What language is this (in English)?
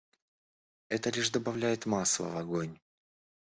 Russian